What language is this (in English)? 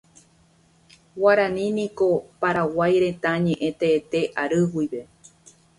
Guarani